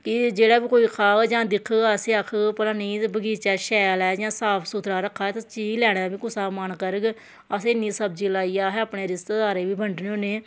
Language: Dogri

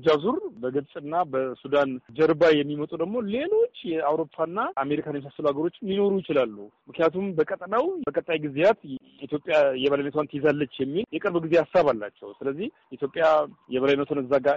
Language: Amharic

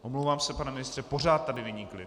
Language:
Czech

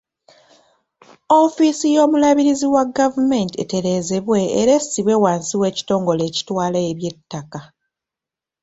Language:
Ganda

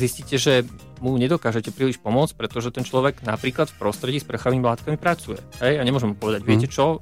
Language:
Slovak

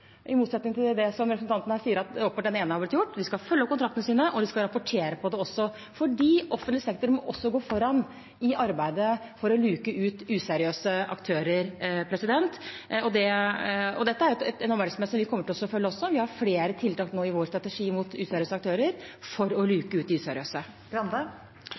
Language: Norwegian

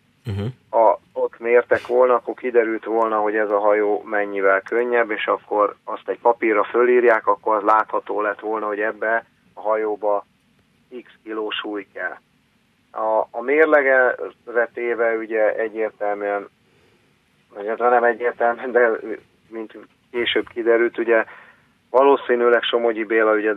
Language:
Hungarian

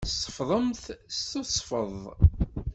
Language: Kabyle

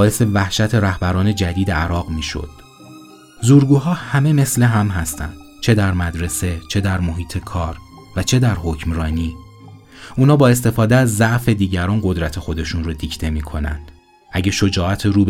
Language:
Persian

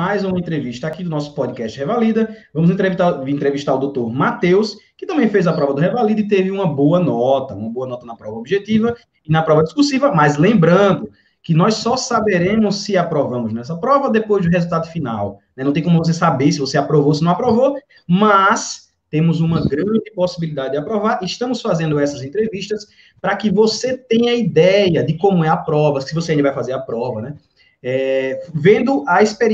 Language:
Portuguese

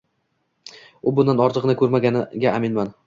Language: Uzbek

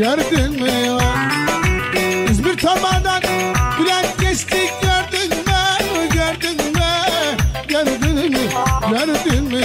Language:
Turkish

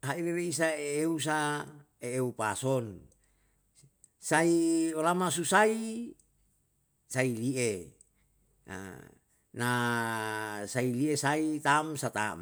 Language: Yalahatan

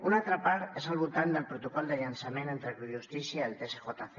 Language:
Catalan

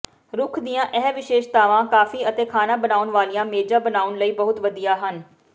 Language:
Punjabi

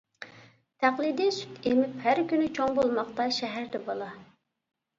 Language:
Uyghur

